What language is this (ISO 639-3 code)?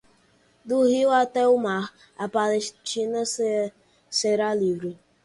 por